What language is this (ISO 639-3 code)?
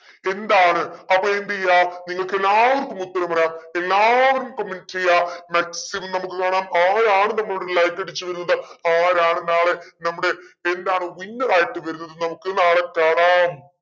mal